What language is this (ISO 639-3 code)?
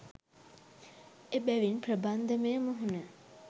sin